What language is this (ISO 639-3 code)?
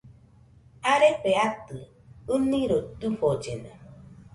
hux